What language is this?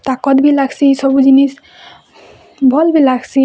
Odia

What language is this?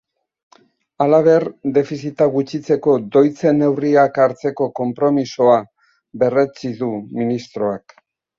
Basque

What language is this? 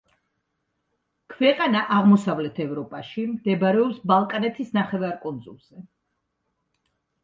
Georgian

